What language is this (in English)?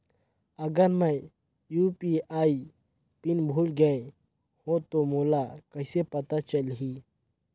Chhattisgarhi